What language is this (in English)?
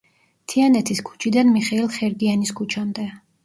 Georgian